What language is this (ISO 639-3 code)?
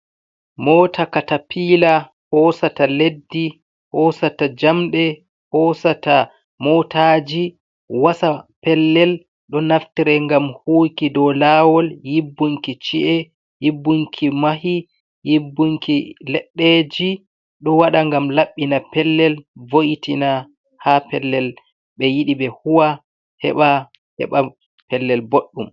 ful